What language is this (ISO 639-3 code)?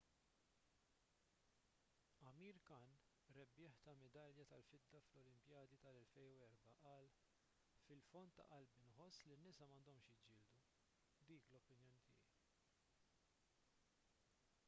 mlt